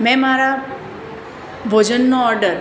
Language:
Gujarati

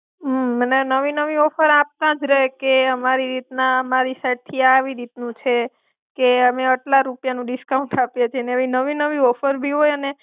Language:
Gujarati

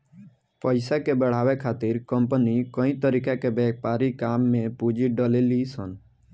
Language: Bhojpuri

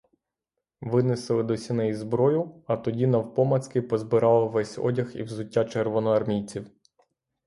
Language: Ukrainian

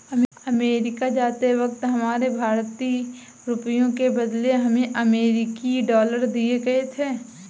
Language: Hindi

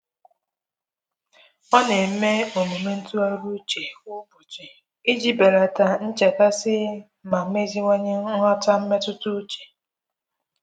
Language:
Igbo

